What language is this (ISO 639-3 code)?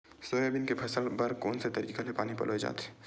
hne